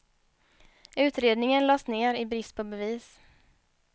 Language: Swedish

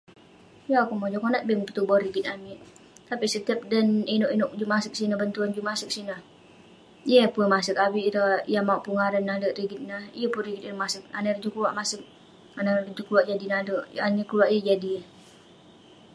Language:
Western Penan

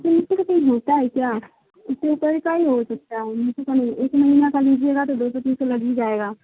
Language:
Urdu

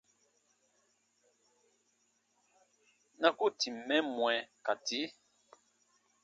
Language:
Baatonum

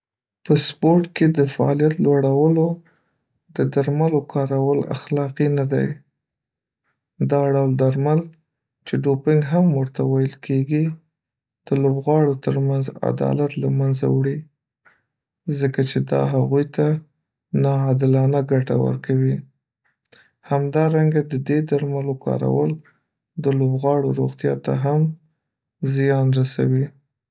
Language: Pashto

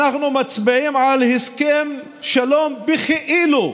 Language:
Hebrew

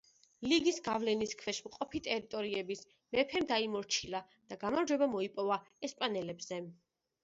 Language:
Georgian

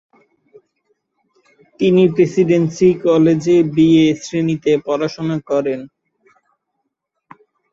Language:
Bangla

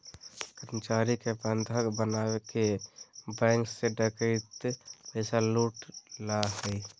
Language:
Magahi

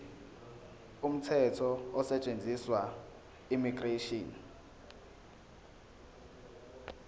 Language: Zulu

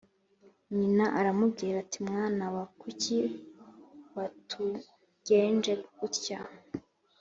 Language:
Kinyarwanda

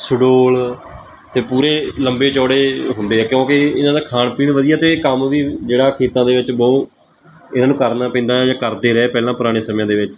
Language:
Punjabi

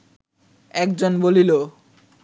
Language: Bangla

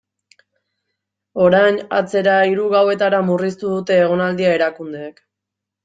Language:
Basque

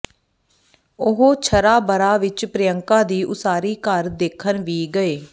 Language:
Punjabi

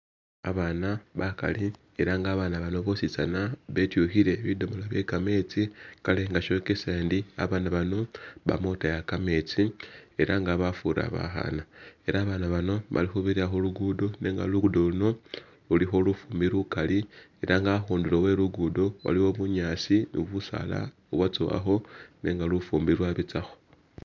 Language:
Masaaba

